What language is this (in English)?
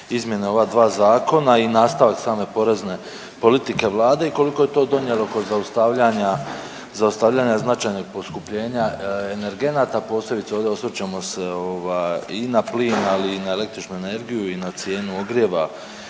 Croatian